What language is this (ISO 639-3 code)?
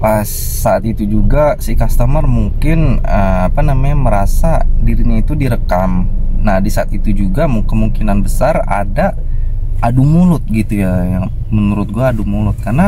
ind